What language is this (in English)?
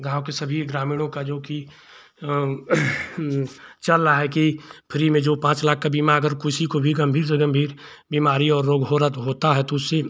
Hindi